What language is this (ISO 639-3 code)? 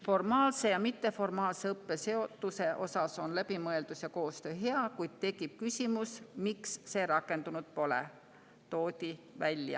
est